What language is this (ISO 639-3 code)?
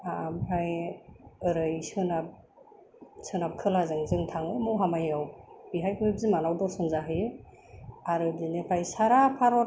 brx